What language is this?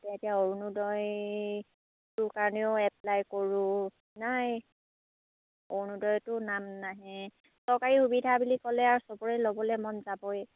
Assamese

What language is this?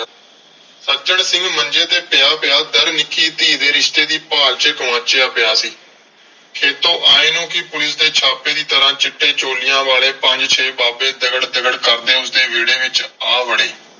Punjabi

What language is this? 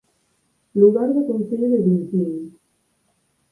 Galician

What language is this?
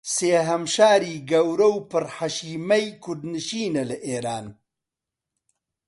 Central Kurdish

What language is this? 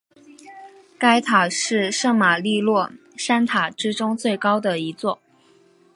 Chinese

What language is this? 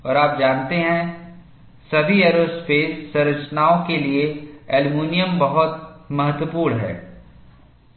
Hindi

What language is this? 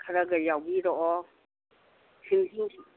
Manipuri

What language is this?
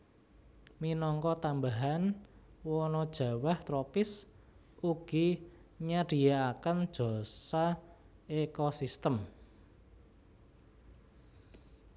Javanese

